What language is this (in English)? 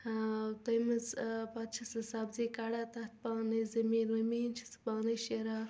Kashmiri